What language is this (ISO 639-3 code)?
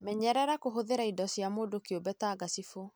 kik